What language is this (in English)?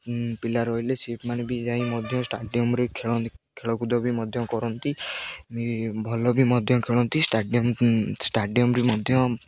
Odia